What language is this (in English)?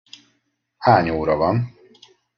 Hungarian